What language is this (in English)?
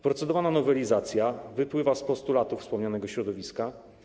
Polish